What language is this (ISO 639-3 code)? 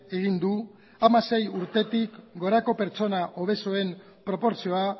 eus